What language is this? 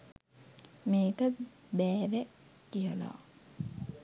Sinhala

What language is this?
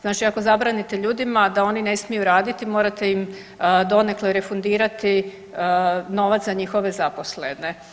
Croatian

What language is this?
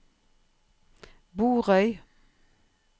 Norwegian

